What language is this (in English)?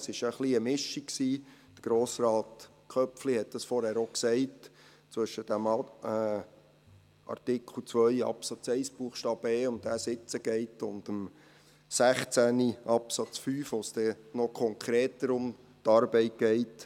Swiss German